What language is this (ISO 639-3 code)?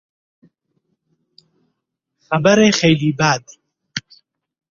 fas